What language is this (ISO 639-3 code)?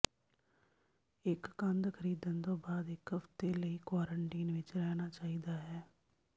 pan